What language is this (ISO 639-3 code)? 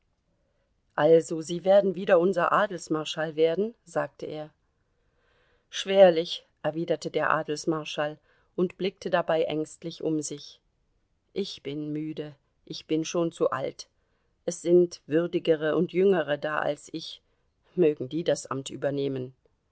deu